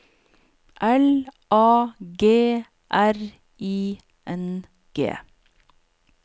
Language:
Norwegian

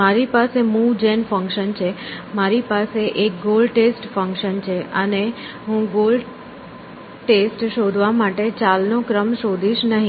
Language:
Gujarati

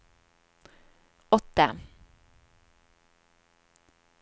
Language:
Norwegian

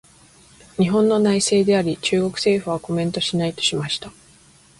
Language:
Japanese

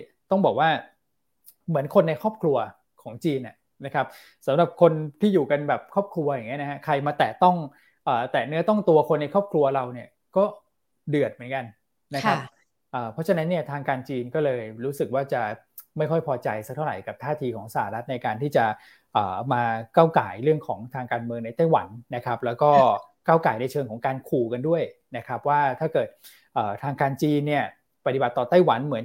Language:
Thai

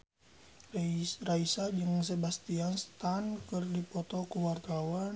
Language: Sundanese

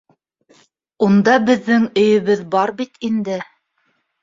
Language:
Bashkir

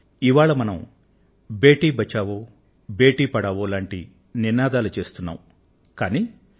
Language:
Telugu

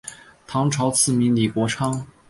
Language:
Chinese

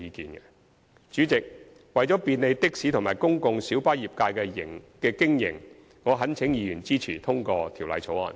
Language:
Cantonese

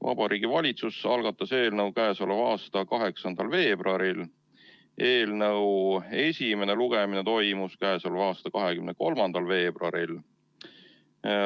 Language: Estonian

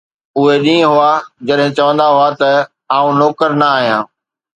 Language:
Sindhi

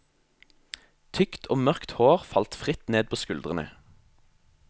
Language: Norwegian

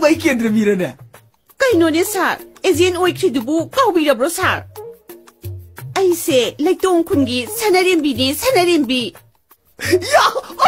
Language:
Korean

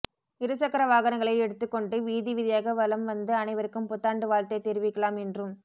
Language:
Tamil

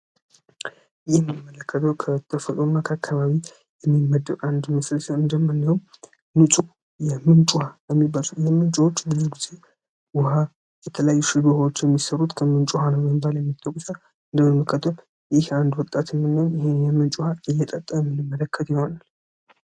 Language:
Amharic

